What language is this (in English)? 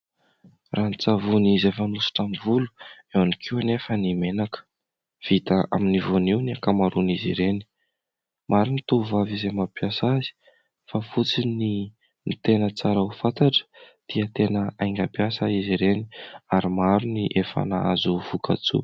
Malagasy